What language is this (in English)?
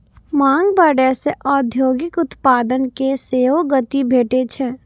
Maithili